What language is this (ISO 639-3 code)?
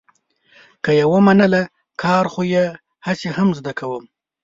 pus